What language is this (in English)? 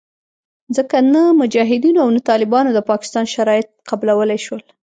Pashto